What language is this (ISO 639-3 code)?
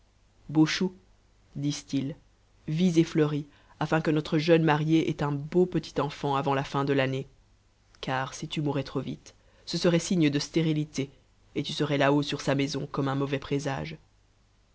fra